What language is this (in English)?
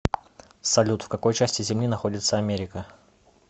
Russian